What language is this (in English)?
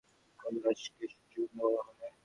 Bangla